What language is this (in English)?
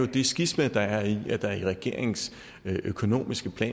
Danish